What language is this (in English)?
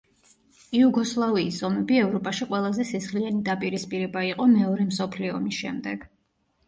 Georgian